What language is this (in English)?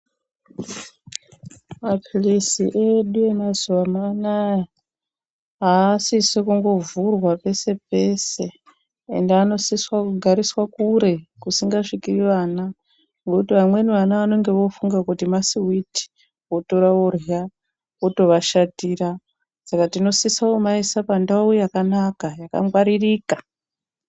Ndau